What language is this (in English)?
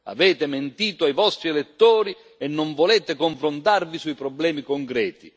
Italian